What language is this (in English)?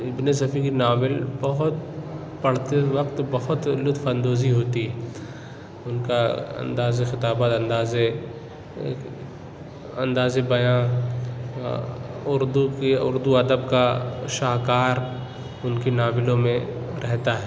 Urdu